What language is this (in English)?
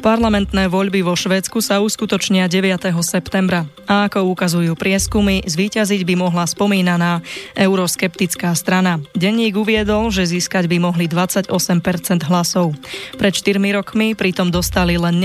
Slovak